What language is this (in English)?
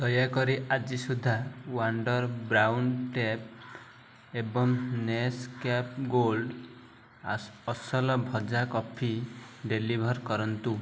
Odia